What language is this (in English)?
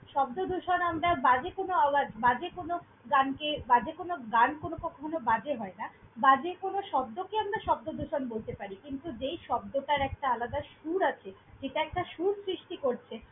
Bangla